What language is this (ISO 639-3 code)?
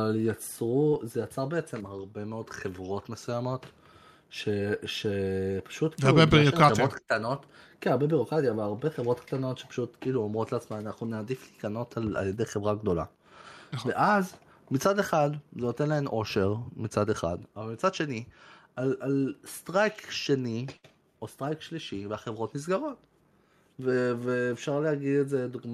heb